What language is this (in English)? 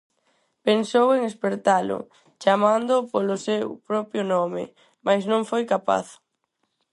Galician